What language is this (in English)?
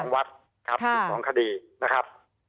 Thai